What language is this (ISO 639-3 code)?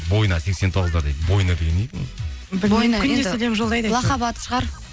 kaz